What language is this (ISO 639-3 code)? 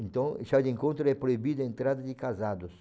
por